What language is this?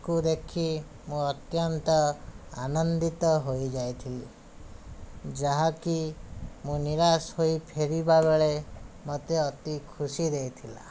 Odia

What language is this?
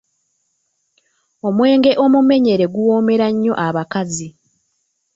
Ganda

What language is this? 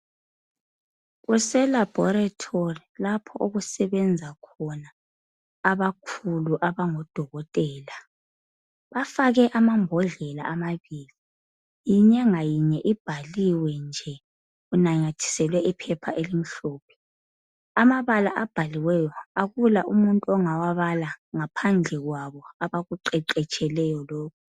North Ndebele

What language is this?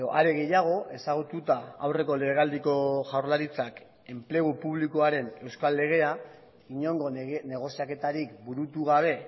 Basque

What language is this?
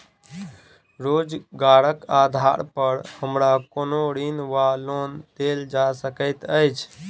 Maithili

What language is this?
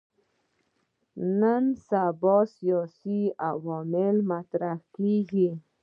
Pashto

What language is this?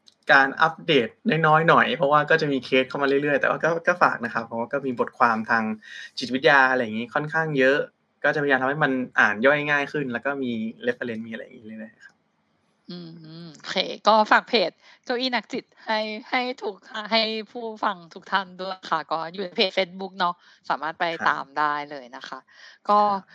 Thai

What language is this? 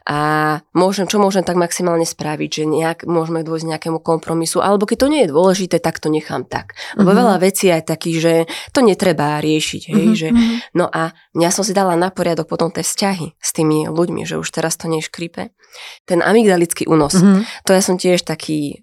Slovak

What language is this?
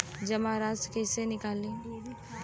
Bhojpuri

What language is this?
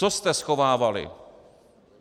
Czech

